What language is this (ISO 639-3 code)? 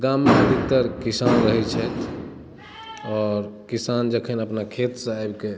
mai